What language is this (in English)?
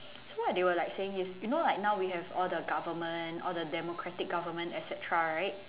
English